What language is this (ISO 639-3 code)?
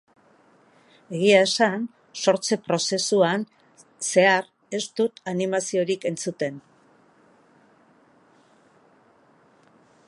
eus